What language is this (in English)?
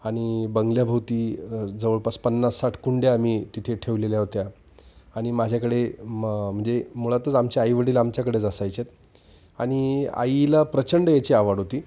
Marathi